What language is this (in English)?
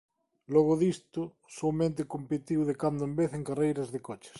Galician